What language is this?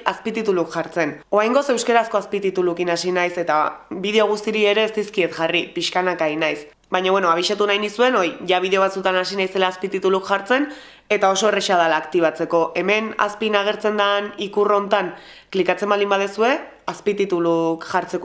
Basque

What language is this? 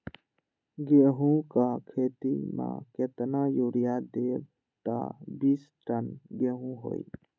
Magahi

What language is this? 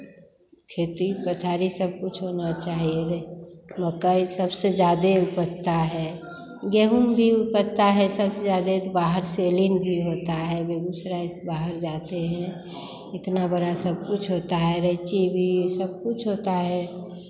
Hindi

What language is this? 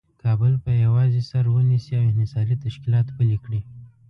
Pashto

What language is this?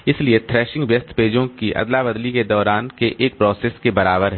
Hindi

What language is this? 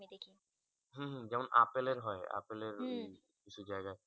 Bangla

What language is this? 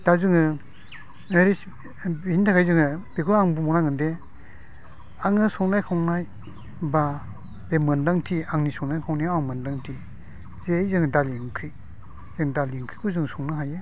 Bodo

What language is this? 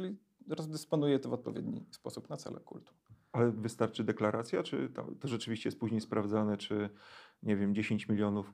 Polish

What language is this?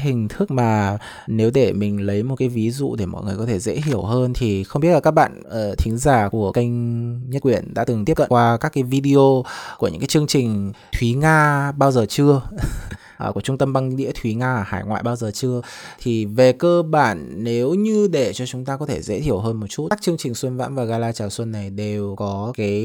Vietnamese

